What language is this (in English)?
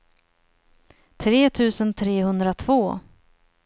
Swedish